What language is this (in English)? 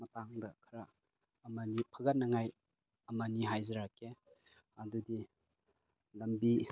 Manipuri